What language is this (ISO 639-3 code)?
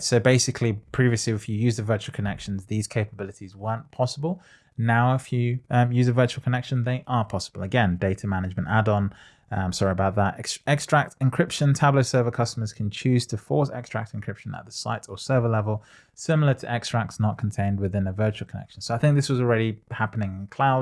eng